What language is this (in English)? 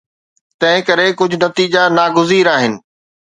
Sindhi